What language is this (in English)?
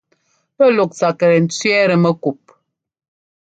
Ngomba